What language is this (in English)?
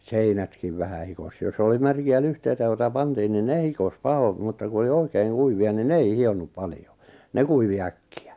Finnish